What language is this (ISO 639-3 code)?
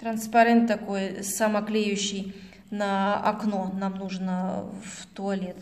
rus